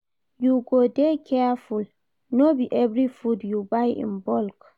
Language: Nigerian Pidgin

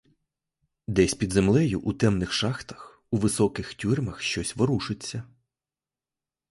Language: Ukrainian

